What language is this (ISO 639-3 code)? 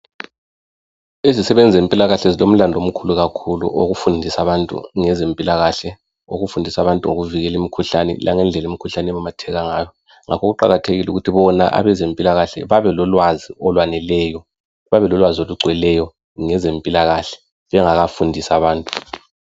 nde